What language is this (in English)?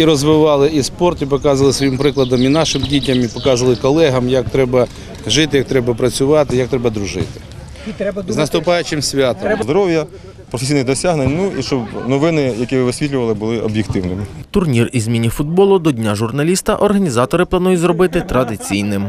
Ukrainian